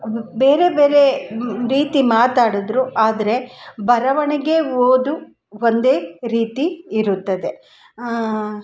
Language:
Kannada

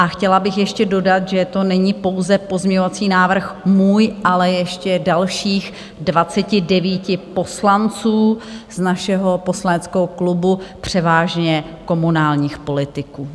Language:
Czech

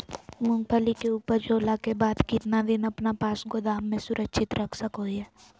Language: Magahi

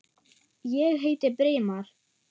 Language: Icelandic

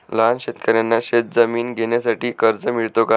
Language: Marathi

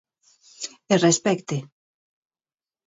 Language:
Galician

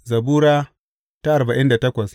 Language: Hausa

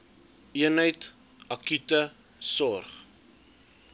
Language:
Afrikaans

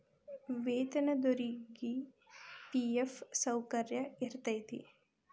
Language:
Kannada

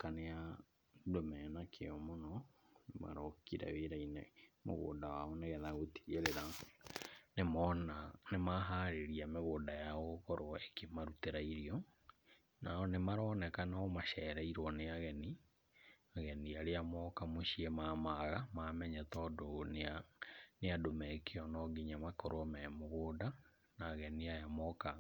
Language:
Kikuyu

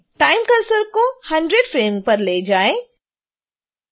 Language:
Hindi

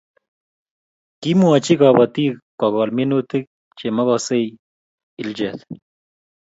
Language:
Kalenjin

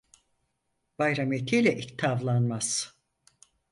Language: Turkish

